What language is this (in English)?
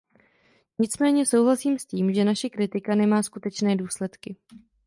Czech